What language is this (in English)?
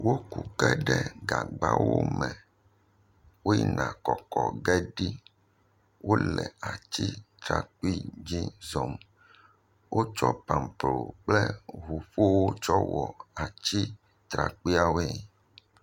Ewe